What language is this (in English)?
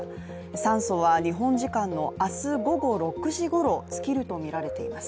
Japanese